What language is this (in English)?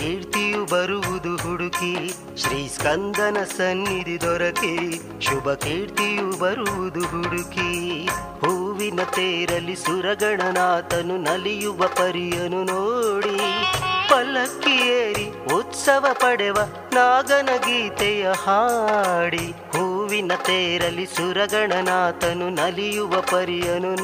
Kannada